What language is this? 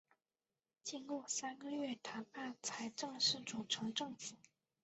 Chinese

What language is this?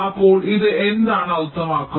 Malayalam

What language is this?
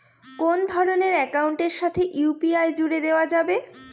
Bangla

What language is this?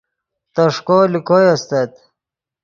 Yidgha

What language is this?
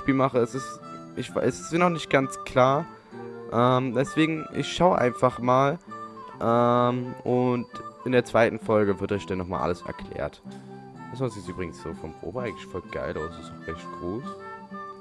German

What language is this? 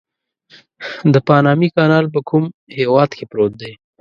Pashto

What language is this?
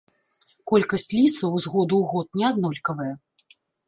Belarusian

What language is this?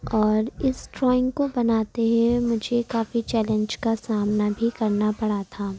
Urdu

